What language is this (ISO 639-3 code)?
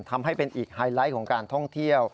tha